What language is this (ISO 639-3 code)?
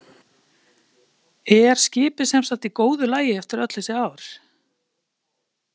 isl